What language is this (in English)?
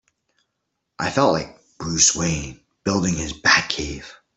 English